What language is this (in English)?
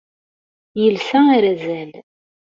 Kabyle